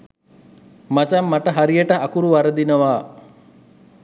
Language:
Sinhala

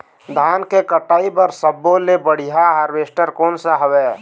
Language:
Chhattisgarhi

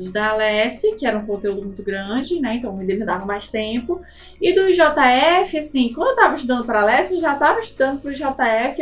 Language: Portuguese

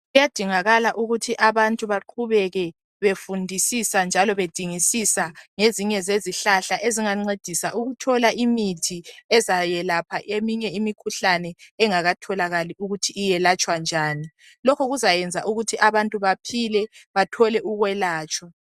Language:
North Ndebele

